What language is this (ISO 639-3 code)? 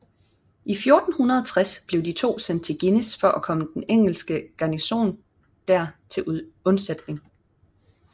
dan